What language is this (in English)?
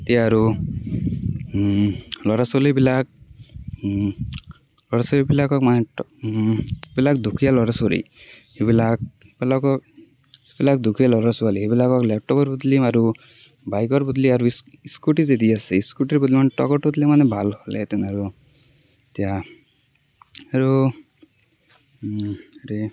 Assamese